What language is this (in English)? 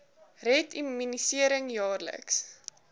Afrikaans